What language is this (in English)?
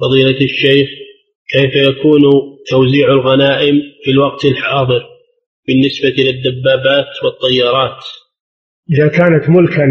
Arabic